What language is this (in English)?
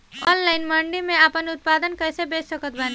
Bhojpuri